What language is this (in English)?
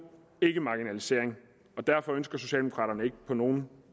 Danish